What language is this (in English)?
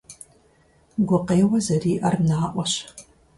Kabardian